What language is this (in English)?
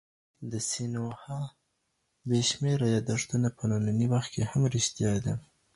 Pashto